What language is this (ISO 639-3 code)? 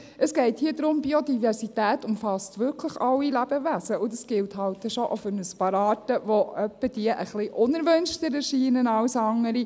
gsw